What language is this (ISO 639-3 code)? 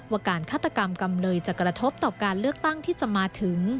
tha